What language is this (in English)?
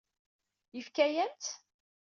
Kabyle